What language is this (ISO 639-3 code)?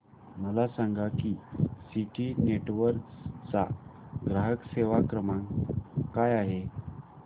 mar